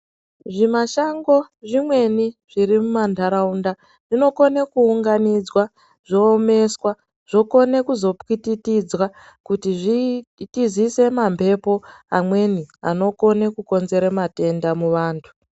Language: Ndau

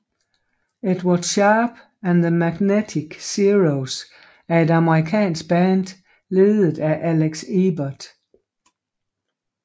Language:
Danish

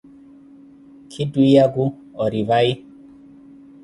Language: Koti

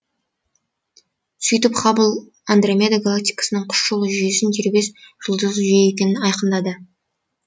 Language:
Kazakh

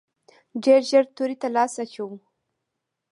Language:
Pashto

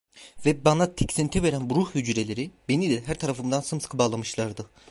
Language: Turkish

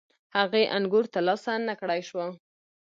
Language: Pashto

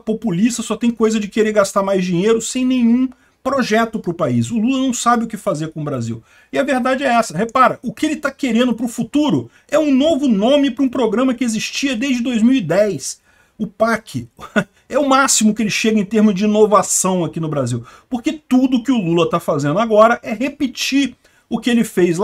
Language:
Portuguese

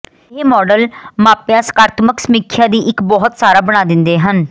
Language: Punjabi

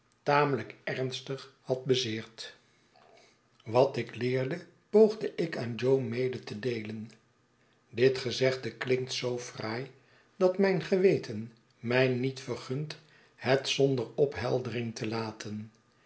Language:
Dutch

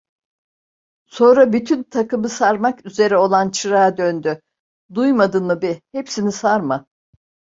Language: Turkish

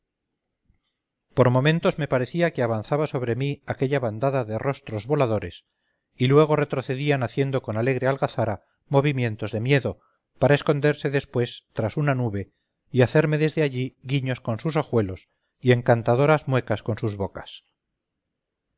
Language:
Spanish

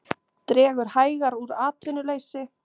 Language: Icelandic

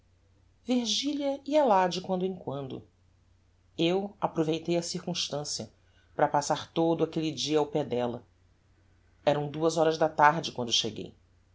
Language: Portuguese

